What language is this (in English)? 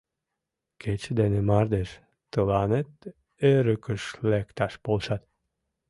Mari